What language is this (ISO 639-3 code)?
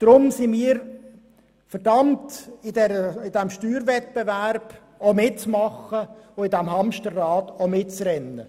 gsw